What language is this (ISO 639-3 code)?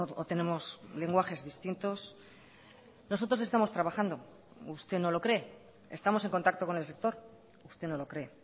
spa